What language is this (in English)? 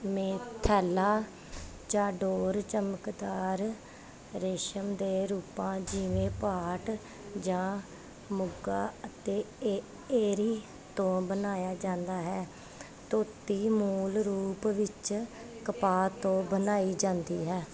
Punjabi